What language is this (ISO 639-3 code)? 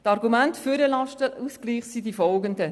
gsw